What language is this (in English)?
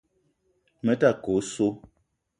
Eton (Cameroon)